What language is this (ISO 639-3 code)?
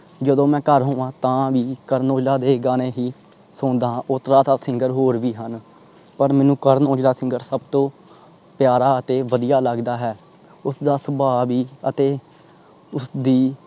pan